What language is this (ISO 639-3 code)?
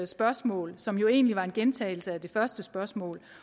dan